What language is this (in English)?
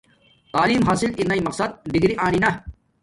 Domaaki